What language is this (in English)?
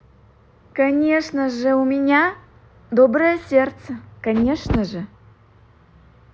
Russian